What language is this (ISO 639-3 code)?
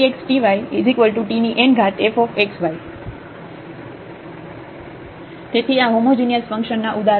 guj